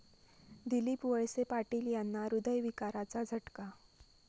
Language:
Marathi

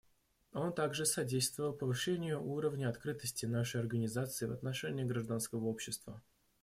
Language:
Russian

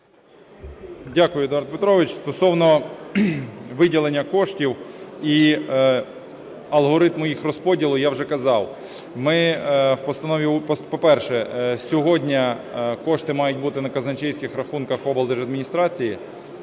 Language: Ukrainian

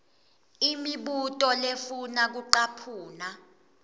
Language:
Swati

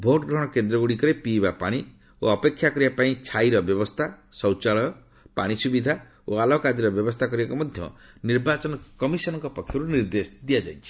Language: Odia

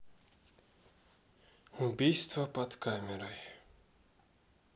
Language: Russian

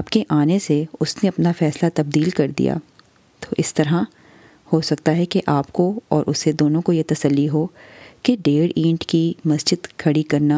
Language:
Urdu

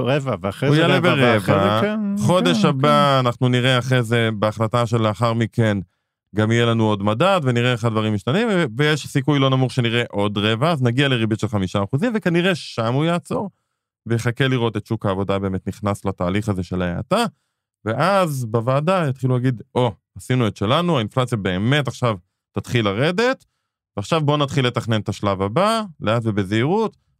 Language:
Hebrew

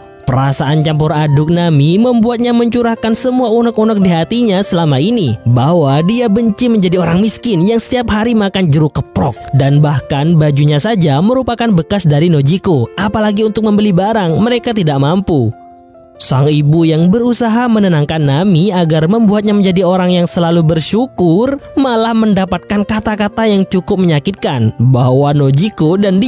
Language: Indonesian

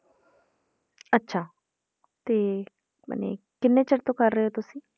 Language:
Punjabi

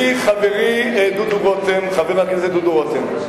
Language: Hebrew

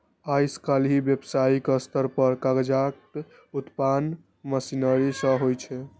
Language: Maithili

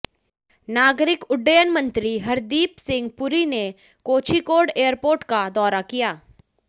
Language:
Hindi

